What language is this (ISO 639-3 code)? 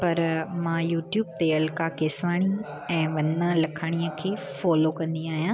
snd